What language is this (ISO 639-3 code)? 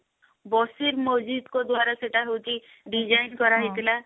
ori